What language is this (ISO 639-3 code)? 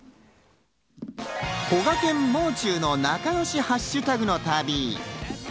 jpn